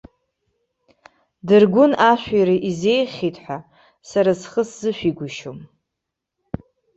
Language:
Abkhazian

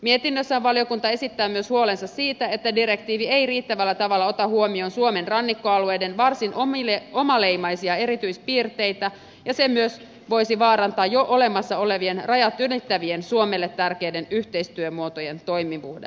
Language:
Finnish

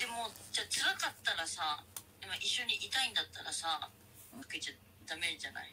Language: Japanese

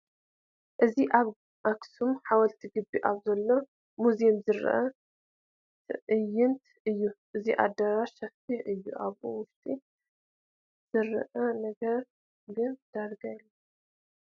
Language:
Tigrinya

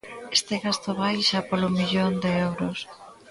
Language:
Galician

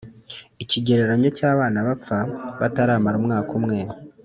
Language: Kinyarwanda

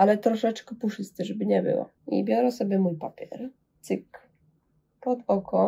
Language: Polish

